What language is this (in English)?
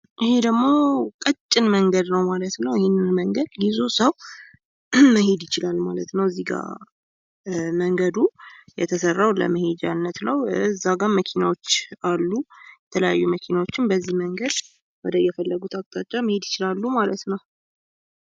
Amharic